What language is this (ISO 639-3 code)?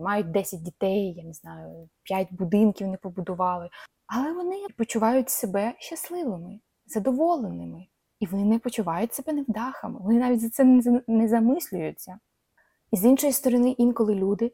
ukr